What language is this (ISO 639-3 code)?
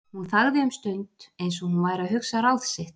isl